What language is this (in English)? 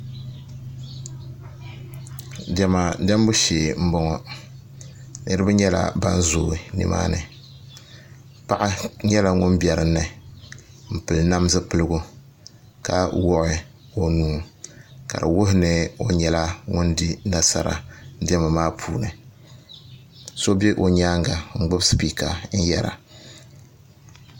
Dagbani